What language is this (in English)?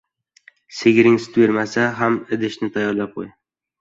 Uzbek